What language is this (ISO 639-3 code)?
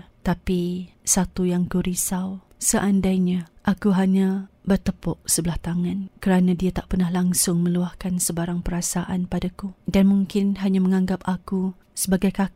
msa